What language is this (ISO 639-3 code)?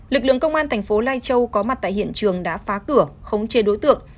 vie